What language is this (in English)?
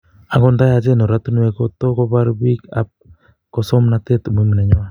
Kalenjin